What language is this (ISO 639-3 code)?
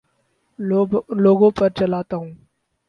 urd